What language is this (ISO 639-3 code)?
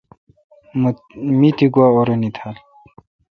xka